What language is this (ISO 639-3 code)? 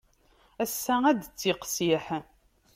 kab